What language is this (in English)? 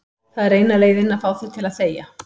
Icelandic